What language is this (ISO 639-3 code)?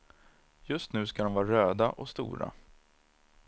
swe